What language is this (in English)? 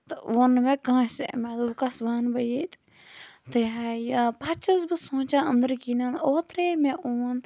Kashmiri